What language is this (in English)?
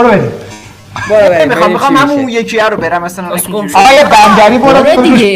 Persian